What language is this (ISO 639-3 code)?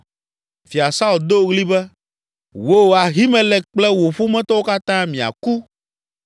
ewe